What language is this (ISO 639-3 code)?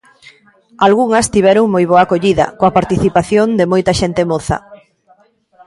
glg